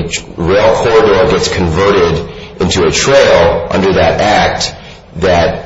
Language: English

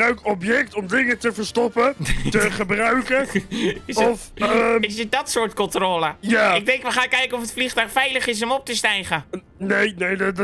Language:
Dutch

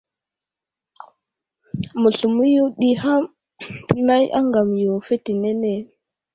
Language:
Wuzlam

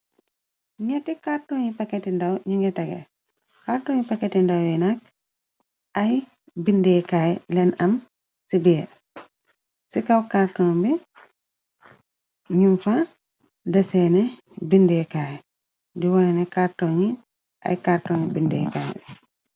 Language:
Wolof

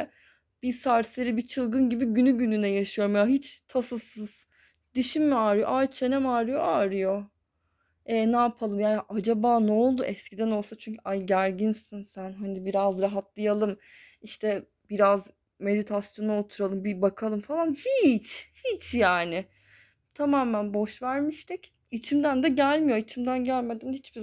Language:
Turkish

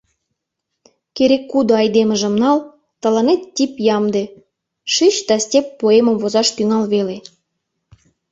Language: Mari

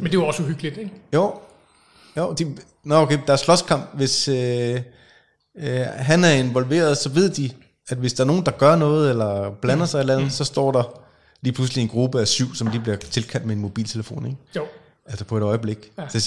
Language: Danish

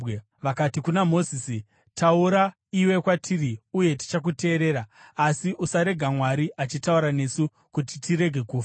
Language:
Shona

